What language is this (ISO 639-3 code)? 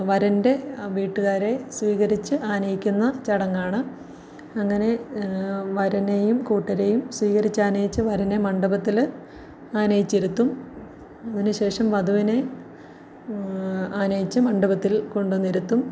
mal